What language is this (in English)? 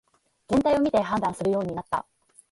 Japanese